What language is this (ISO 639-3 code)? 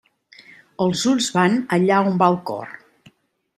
cat